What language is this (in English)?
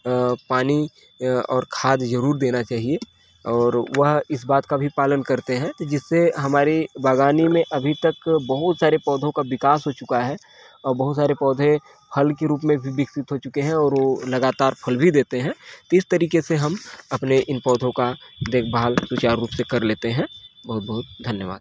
Hindi